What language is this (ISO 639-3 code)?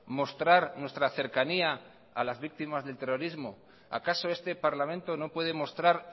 spa